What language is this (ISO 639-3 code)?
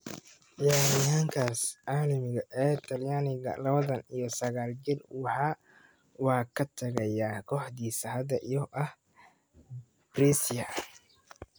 som